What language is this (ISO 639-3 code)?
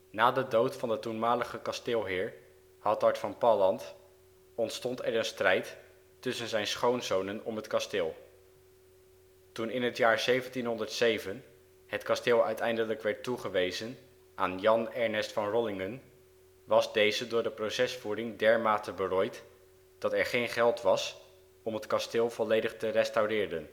nld